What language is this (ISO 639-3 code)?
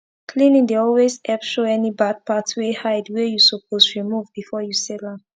pcm